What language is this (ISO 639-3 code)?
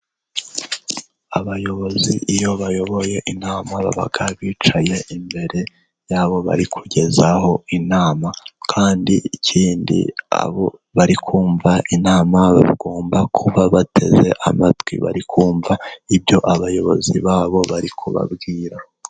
kin